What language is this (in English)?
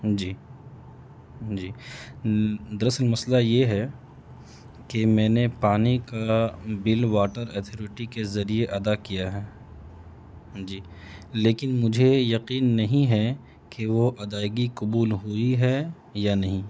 Urdu